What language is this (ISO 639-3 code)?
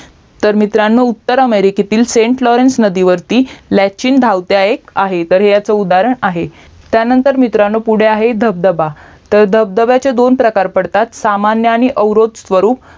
mar